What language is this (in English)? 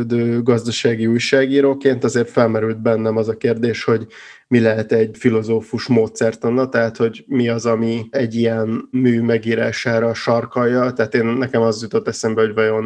Hungarian